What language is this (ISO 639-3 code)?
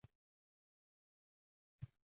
uzb